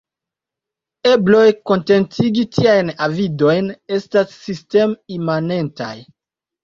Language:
Esperanto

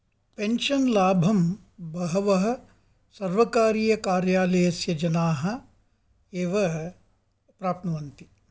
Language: Sanskrit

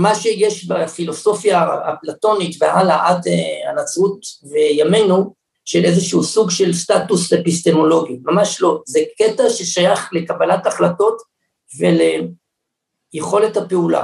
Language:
Hebrew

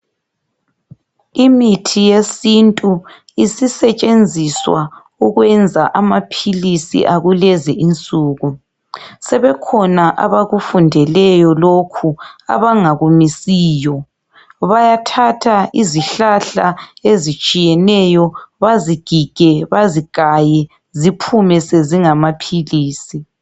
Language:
North Ndebele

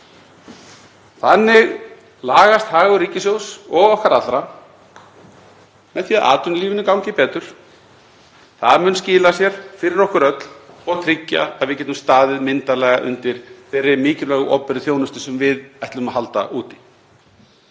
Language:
Icelandic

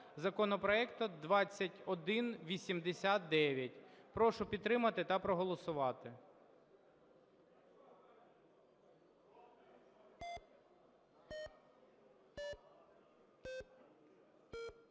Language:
Ukrainian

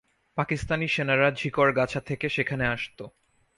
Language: Bangla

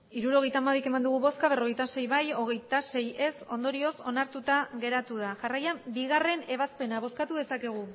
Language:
Basque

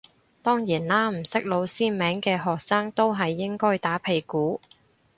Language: Cantonese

